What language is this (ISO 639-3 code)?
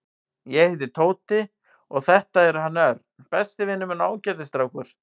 isl